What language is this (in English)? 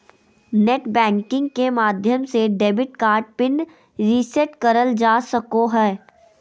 Magahi